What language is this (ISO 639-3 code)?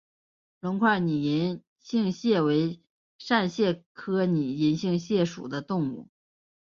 zho